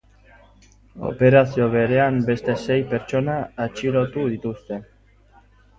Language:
Basque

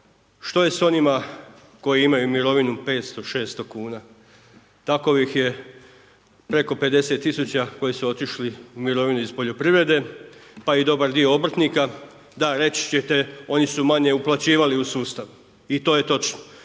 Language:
Croatian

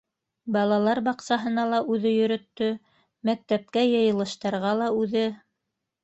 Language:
Bashkir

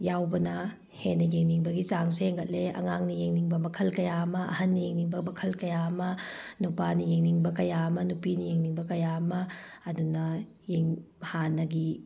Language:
Manipuri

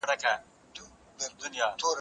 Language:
Pashto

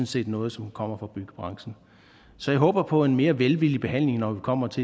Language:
Danish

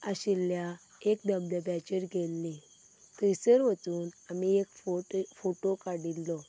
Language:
Konkani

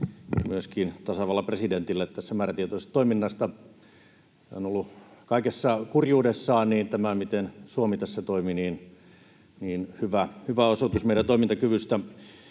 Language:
Finnish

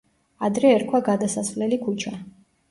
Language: Georgian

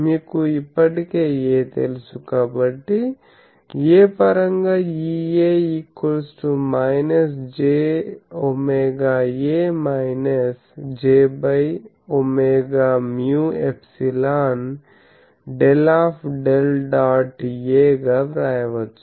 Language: Telugu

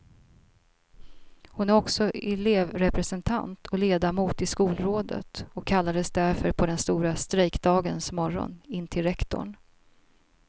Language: Swedish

